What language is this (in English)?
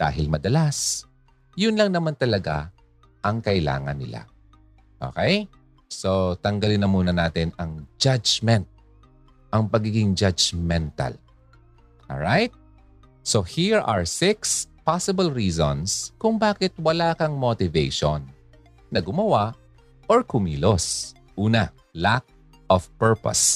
Filipino